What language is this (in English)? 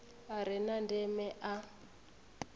Venda